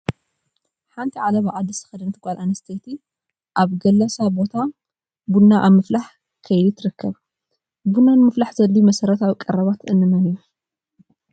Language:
Tigrinya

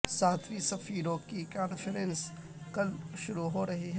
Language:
Urdu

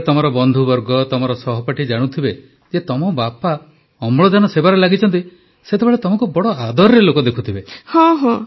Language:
Odia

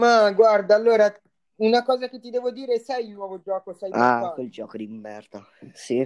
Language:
Italian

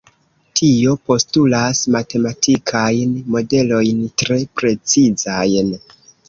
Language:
Esperanto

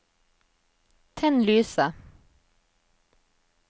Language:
Norwegian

